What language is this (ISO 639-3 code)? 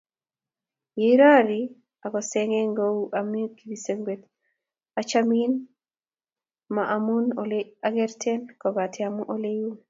kln